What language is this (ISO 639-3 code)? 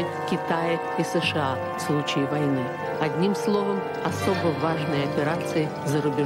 rus